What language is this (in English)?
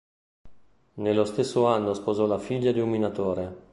Italian